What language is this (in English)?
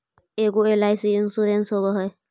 Magahi